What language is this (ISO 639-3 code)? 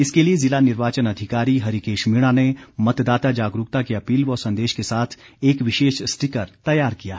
hin